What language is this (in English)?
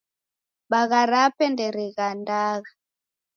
Taita